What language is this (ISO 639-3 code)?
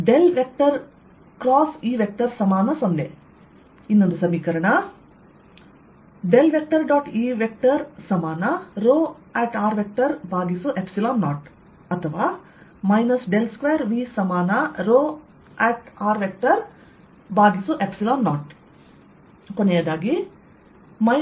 kan